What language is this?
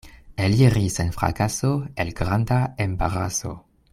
Esperanto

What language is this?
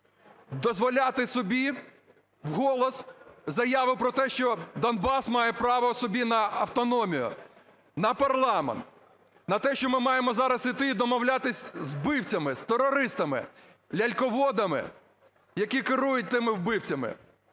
Ukrainian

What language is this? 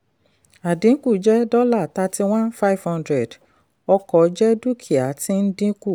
Yoruba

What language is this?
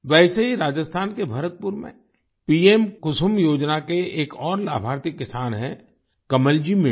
Hindi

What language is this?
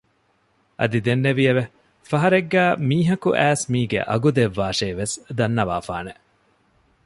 Divehi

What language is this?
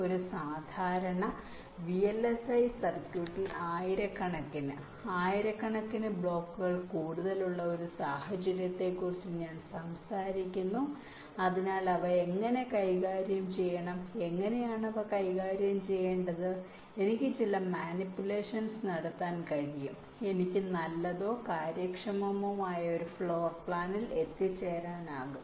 Malayalam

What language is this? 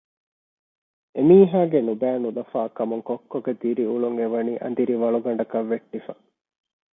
Divehi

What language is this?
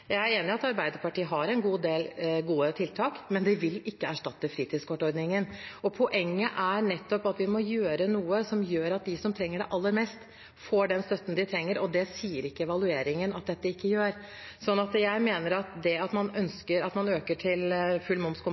Norwegian Bokmål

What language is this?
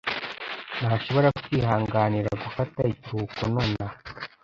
Kinyarwanda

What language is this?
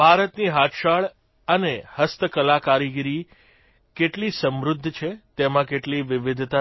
Gujarati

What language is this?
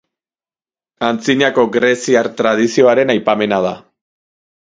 Basque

